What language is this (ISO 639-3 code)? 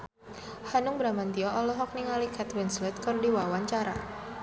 sun